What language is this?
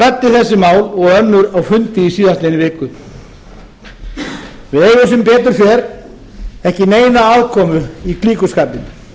Icelandic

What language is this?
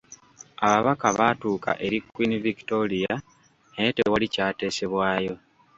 Ganda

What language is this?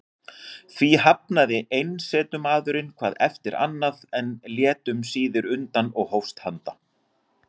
Icelandic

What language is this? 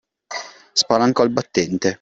Italian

